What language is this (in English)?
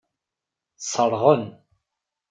Kabyle